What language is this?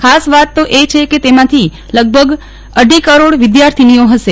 Gujarati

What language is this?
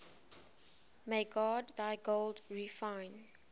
English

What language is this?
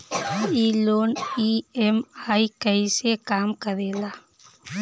Bhojpuri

